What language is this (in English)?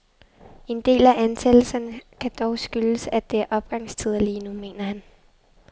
Danish